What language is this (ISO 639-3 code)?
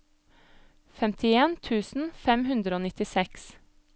nor